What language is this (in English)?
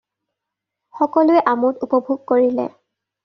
Assamese